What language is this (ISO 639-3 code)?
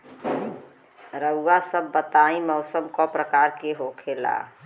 bho